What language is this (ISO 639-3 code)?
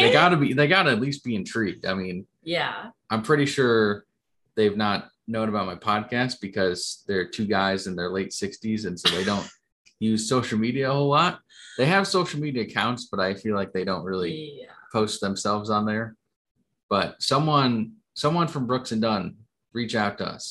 eng